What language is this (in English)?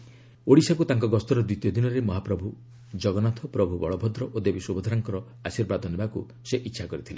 Odia